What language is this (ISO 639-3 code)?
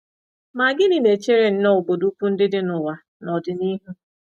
ibo